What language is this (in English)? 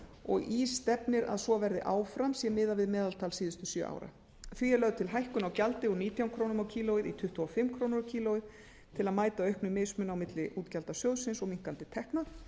Icelandic